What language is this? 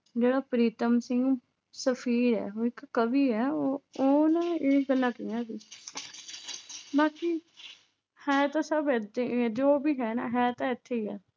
Punjabi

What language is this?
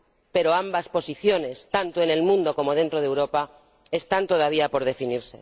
Spanish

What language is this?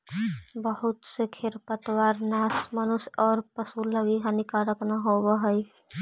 Magahi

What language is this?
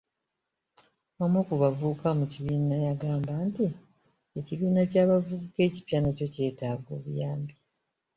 Ganda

